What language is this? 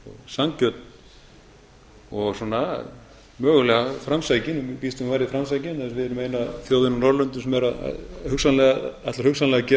Icelandic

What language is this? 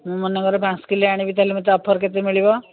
Odia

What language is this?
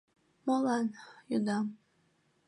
Mari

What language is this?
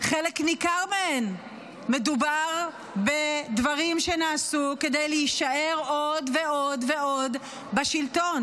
Hebrew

